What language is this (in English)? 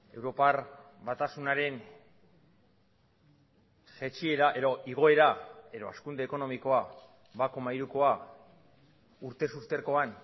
Basque